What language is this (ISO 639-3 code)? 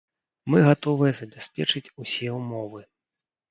bel